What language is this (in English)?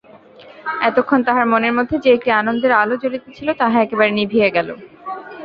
Bangla